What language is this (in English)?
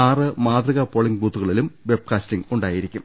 Malayalam